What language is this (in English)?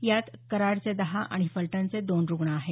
Marathi